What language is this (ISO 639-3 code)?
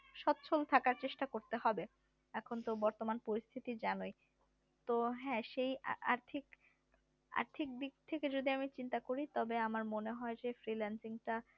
ben